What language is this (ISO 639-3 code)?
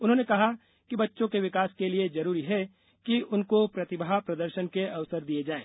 hin